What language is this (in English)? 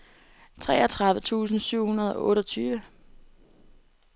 Danish